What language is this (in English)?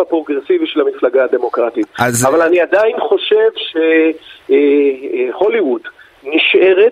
Hebrew